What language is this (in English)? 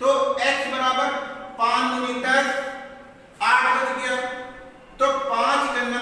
Hindi